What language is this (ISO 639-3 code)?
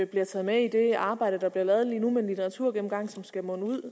dan